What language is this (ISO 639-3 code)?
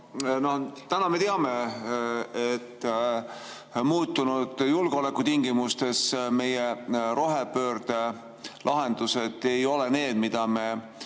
est